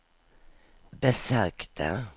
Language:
Swedish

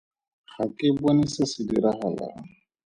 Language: Tswana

